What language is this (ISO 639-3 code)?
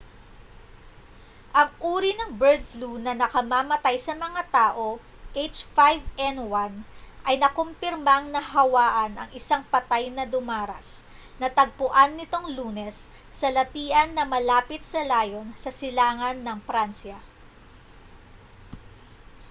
fil